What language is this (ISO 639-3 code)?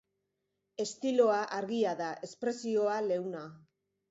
eus